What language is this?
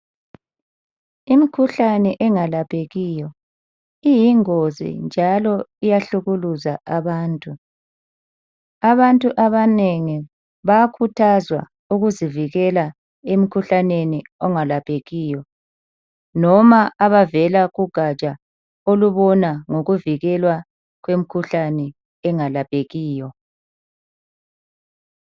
North Ndebele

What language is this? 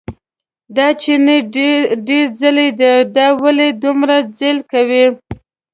Pashto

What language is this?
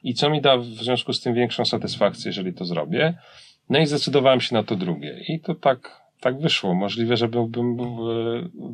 Polish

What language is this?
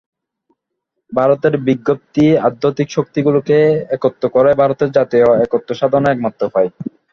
Bangla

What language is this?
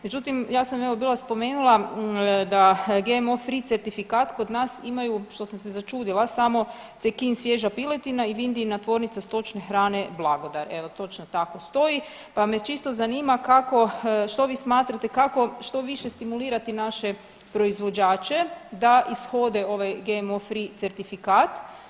Croatian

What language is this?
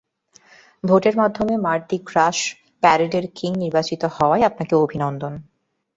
Bangla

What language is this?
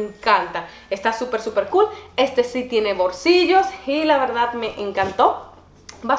Spanish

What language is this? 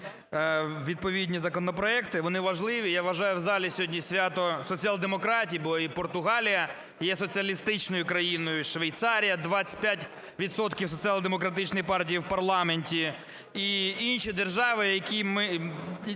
Ukrainian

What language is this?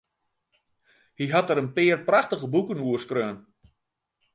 Western Frisian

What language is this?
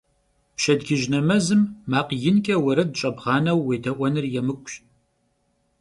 Kabardian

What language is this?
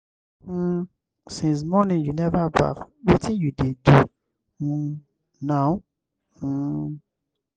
Nigerian Pidgin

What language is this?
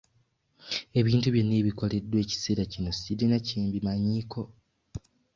Ganda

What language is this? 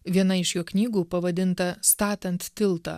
Lithuanian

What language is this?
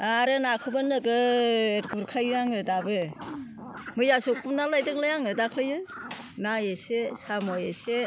Bodo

